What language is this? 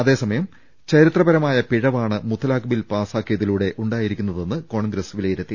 Malayalam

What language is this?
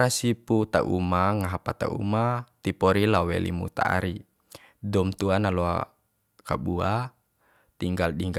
Bima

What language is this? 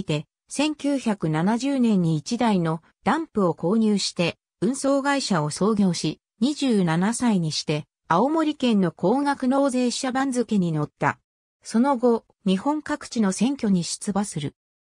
Japanese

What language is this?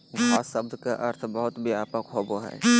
Magahi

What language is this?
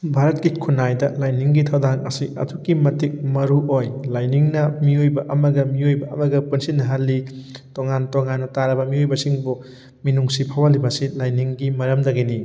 Manipuri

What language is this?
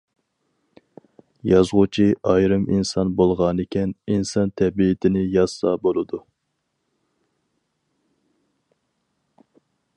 Uyghur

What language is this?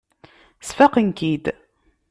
Kabyle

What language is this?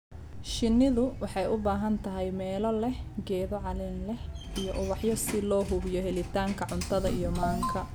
Somali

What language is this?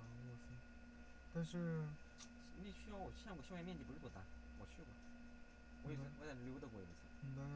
Chinese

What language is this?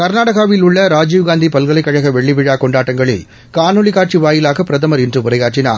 Tamil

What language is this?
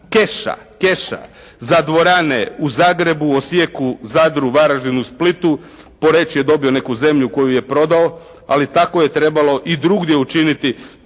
Croatian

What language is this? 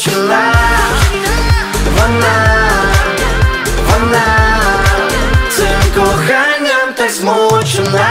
Ukrainian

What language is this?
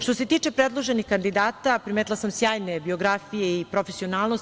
Serbian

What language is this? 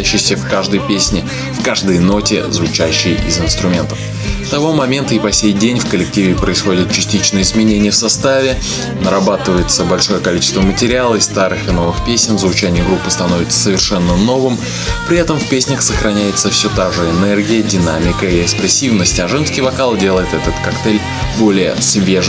Russian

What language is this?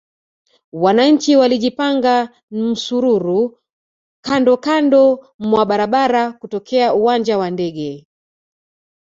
Swahili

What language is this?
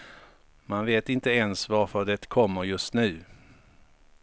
Swedish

